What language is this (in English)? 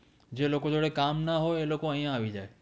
Gujarati